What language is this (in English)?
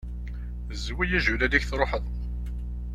Kabyle